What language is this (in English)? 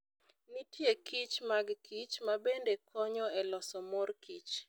Luo (Kenya and Tanzania)